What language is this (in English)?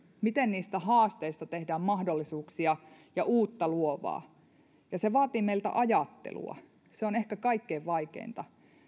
Finnish